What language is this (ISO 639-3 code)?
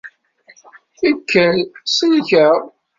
kab